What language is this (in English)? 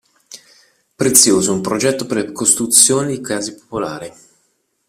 Italian